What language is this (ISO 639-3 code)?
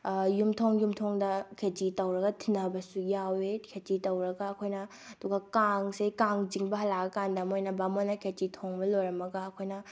mni